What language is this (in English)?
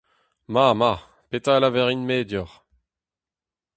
Breton